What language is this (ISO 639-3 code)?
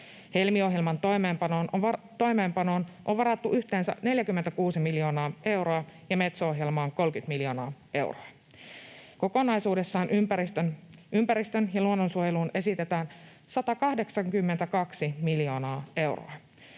fin